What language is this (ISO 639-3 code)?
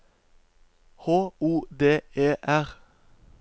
nor